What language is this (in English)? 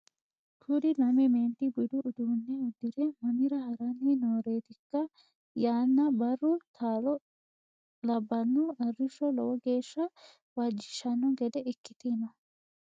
Sidamo